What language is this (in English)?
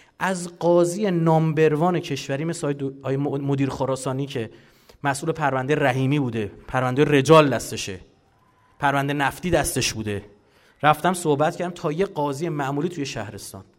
Persian